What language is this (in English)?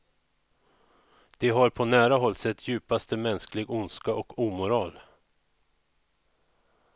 Swedish